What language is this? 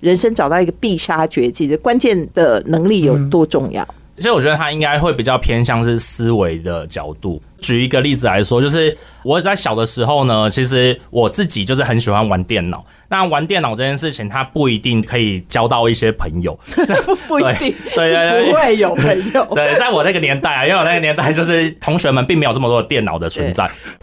Chinese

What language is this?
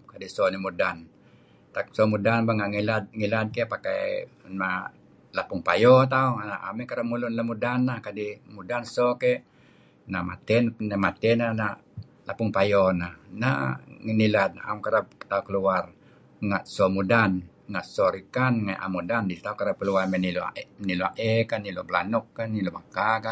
Kelabit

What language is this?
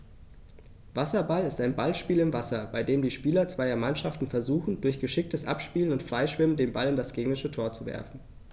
German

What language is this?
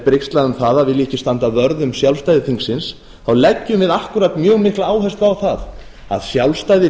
Icelandic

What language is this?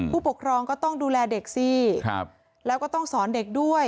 Thai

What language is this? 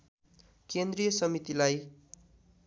Nepali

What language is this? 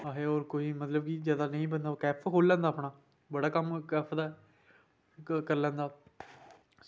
Dogri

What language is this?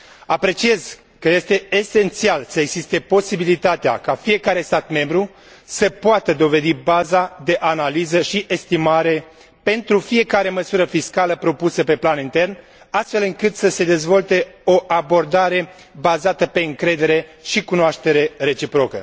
Romanian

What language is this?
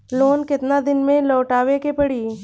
Bhojpuri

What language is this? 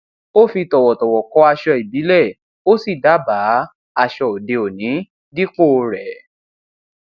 Yoruba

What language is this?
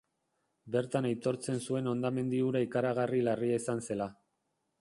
Basque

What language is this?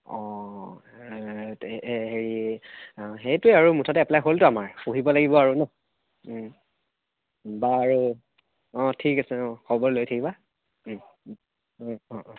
Assamese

